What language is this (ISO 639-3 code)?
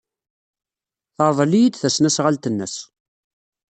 kab